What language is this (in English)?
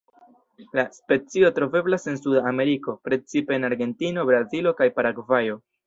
Esperanto